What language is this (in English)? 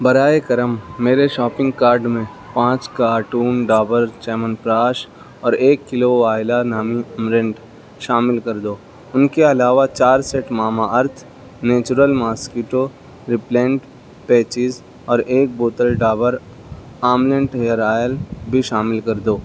Urdu